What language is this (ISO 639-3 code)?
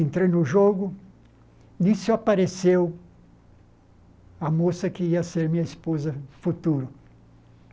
por